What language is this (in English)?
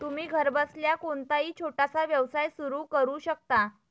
Marathi